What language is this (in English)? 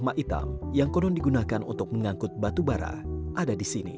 Indonesian